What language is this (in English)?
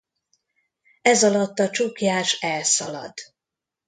Hungarian